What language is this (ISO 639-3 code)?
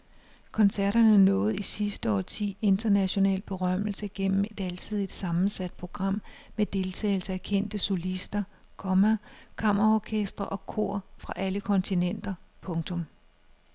dan